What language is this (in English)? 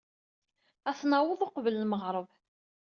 Kabyle